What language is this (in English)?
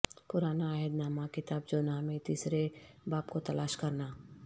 Urdu